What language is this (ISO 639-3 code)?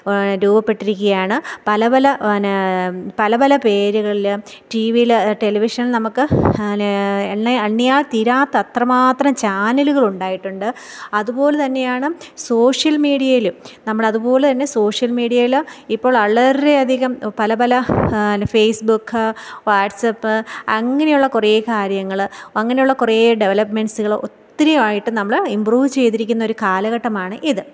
mal